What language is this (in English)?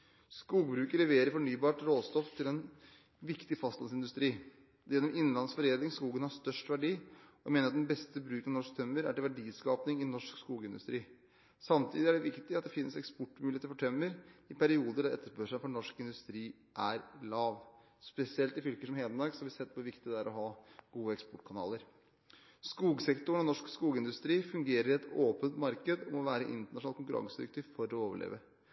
Norwegian Bokmål